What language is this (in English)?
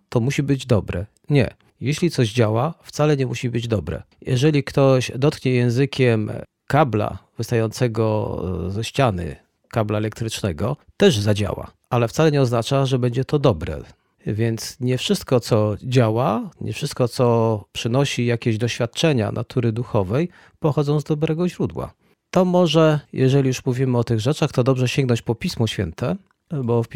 Polish